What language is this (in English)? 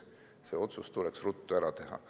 Estonian